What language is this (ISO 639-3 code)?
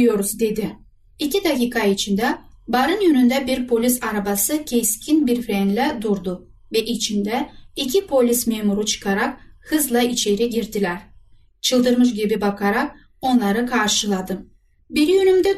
tur